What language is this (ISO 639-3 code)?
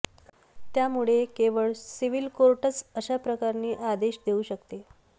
mar